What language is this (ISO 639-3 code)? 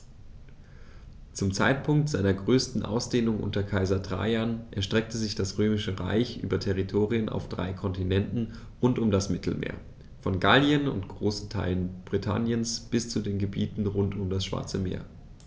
deu